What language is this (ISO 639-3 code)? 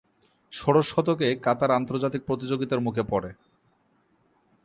ben